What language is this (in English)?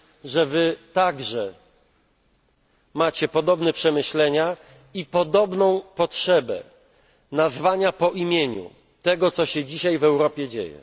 Polish